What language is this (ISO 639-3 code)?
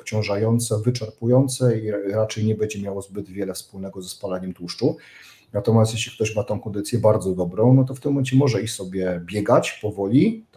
pol